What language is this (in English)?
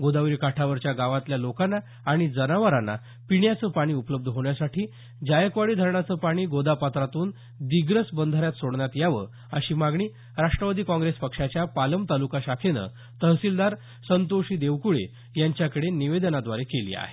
Marathi